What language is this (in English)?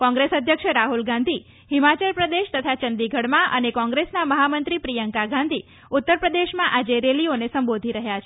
Gujarati